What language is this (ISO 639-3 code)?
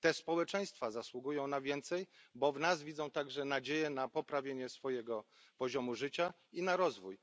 pol